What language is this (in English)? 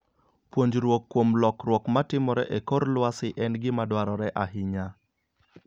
Luo (Kenya and Tanzania)